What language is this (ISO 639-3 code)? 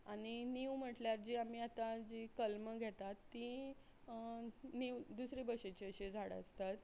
kok